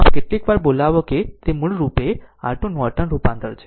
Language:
Gujarati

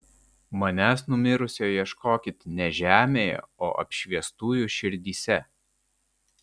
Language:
Lithuanian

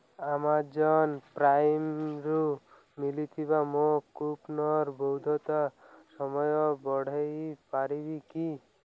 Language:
Odia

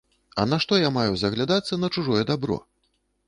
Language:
Belarusian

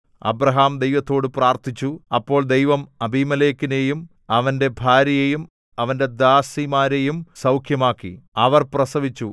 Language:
Malayalam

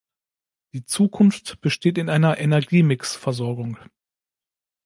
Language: German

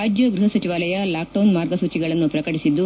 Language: Kannada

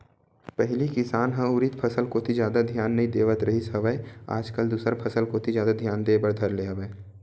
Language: Chhattisgarhi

